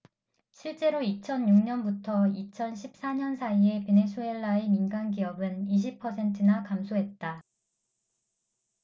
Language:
Korean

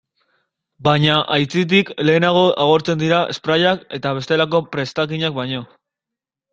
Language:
Basque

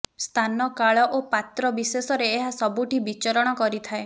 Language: Odia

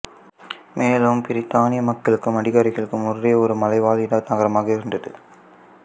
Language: Tamil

